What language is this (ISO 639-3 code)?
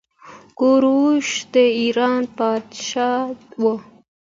pus